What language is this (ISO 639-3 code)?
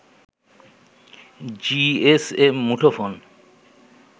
ben